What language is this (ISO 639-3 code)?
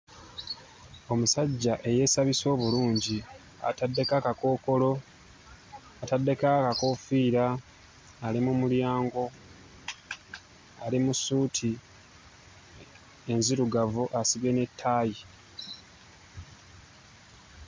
lug